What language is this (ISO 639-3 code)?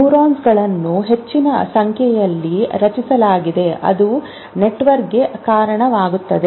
kan